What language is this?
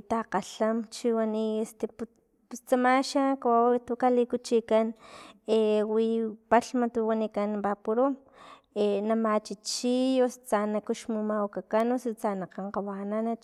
Filomena Mata-Coahuitlán Totonac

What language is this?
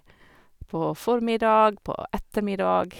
Norwegian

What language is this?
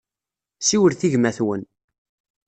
Kabyle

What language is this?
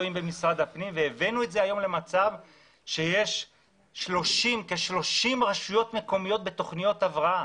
Hebrew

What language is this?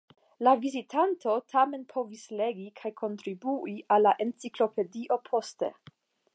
Esperanto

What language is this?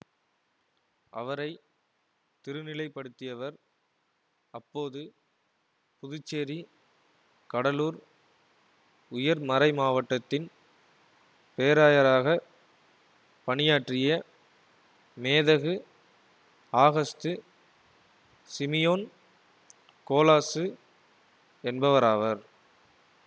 Tamil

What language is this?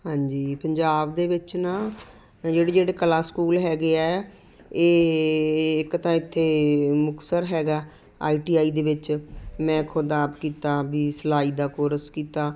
Punjabi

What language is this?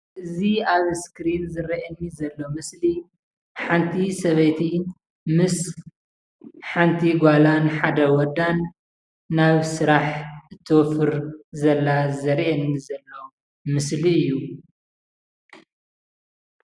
Tigrinya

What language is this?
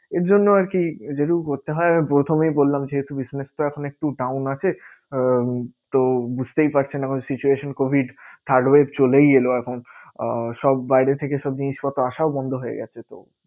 Bangla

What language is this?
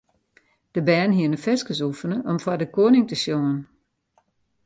Western Frisian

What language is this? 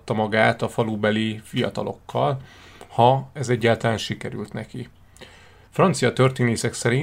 Hungarian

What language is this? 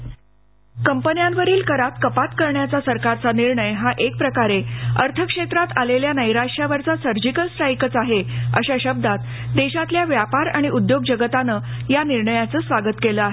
Marathi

